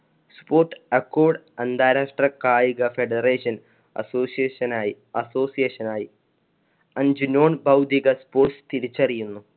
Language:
Malayalam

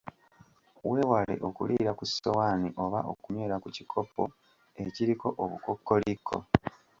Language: Ganda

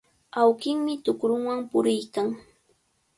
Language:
Cajatambo North Lima Quechua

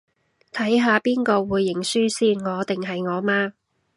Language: Cantonese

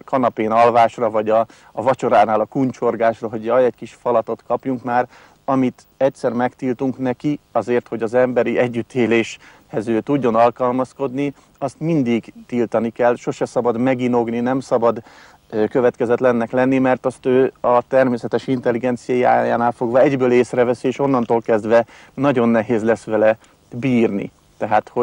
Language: Hungarian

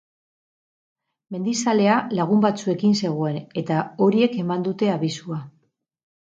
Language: Basque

